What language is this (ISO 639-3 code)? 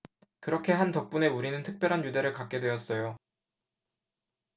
kor